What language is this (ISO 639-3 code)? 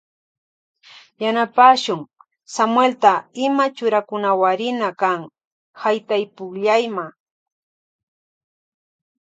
qvj